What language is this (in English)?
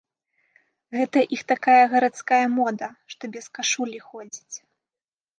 Belarusian